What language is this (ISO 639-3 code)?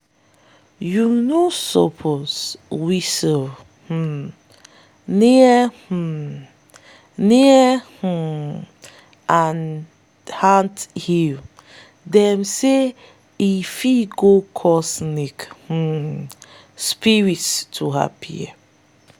pcm